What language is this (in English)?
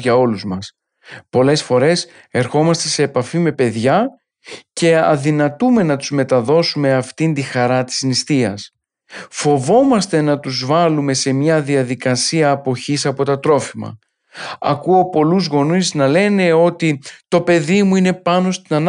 Greek